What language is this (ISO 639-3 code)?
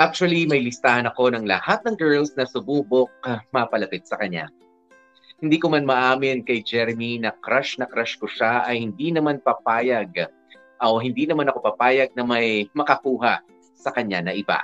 fil